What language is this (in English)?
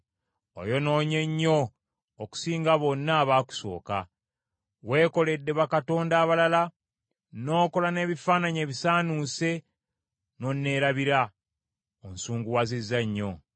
Ganda